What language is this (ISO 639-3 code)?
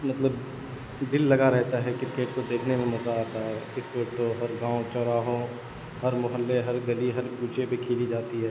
urd